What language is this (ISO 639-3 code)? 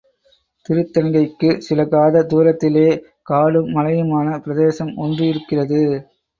tam